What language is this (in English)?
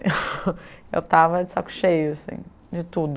Portuguese